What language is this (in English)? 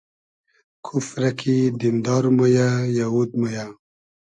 Hazaragi